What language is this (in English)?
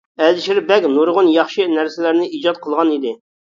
Uyghur